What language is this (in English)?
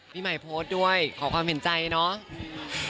Thai